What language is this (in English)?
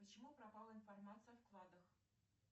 Russian